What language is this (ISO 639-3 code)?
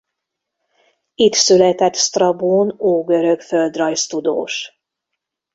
hun